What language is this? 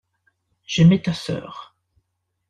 French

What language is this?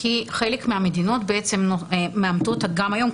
Hebrew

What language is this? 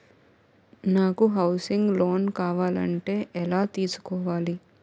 Telugu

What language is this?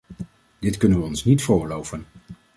Dutch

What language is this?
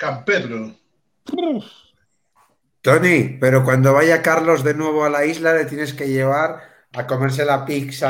Spanish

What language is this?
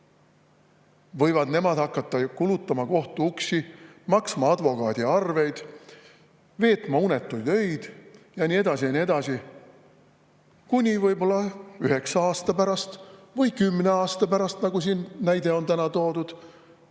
Estonian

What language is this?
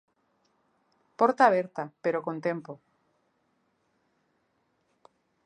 Galician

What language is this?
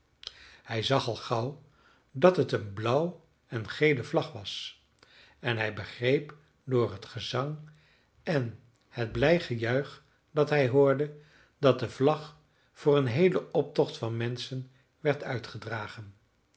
Dutch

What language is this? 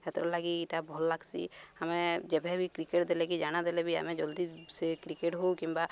Odia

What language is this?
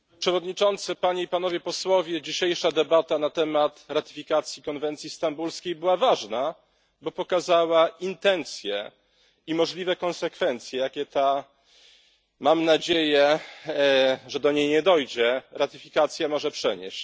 Polish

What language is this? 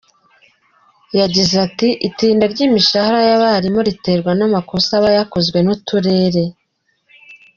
Kinyarwanda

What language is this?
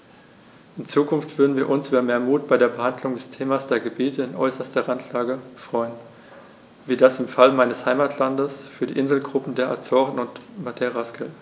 German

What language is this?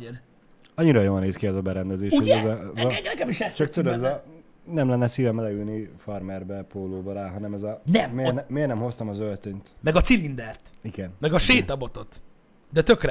Hungarian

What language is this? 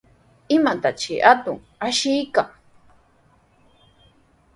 Sihuas Ancash Quechua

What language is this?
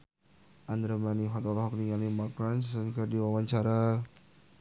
Sundanese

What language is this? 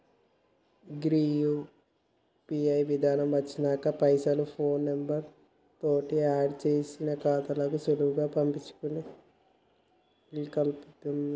Telugu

